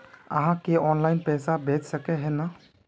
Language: Magahi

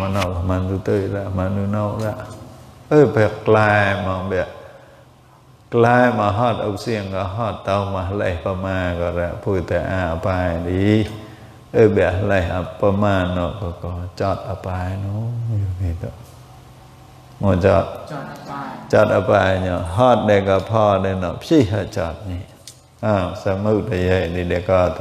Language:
Indonesian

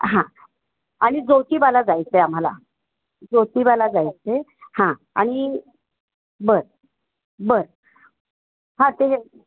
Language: Marathi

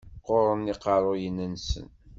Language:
Kabyle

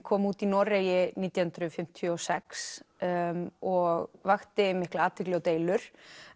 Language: Icelandic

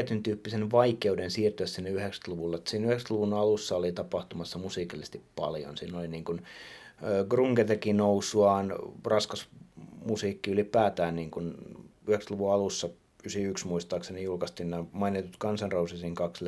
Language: Finnish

